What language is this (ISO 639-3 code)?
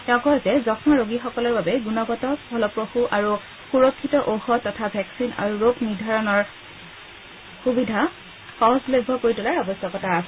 asm